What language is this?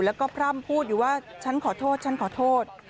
Thai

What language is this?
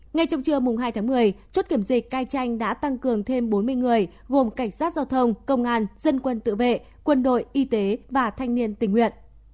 Vietnamese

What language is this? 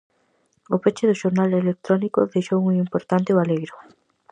Galician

